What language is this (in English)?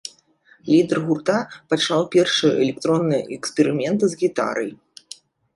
Belarusian